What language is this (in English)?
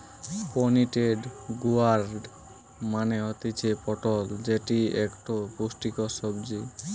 Bangla